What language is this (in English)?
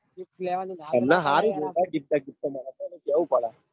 Gujarati